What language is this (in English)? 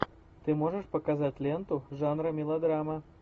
Russian